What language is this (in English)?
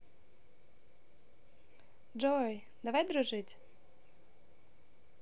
Russian